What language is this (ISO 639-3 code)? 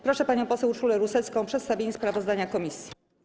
pol